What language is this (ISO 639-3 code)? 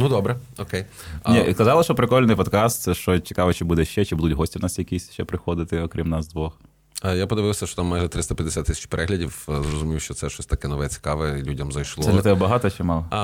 ukr